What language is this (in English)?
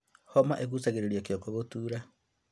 Kikuyu